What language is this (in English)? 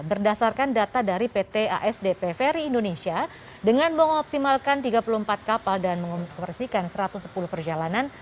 Indonesian